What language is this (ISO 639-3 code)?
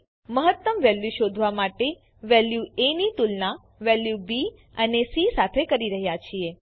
guj